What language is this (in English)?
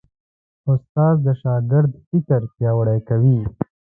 Pashto